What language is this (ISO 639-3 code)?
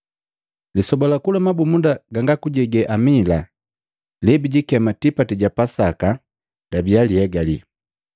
mgv